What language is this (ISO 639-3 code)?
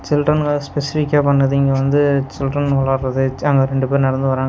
tam